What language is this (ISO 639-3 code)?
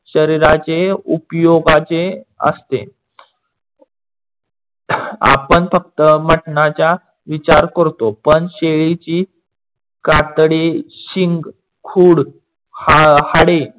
mar